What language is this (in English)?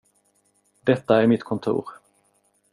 Swedish